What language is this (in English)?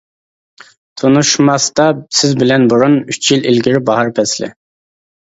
Uyghur